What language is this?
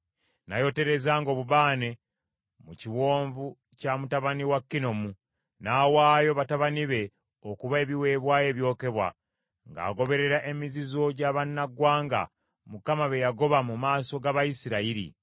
Ganda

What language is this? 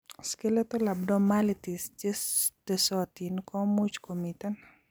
Kalenjin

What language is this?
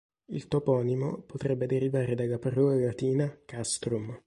Italian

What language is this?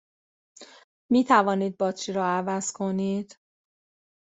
Persian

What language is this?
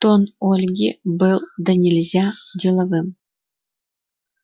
Russian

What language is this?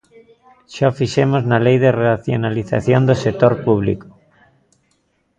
Galician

